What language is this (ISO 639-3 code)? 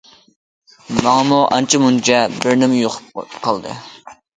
uig